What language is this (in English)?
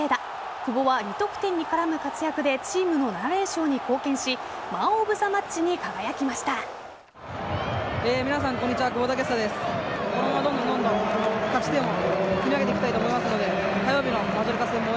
Japanese